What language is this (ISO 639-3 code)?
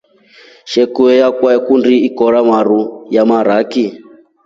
rof